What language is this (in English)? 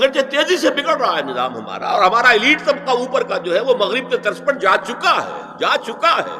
Urdu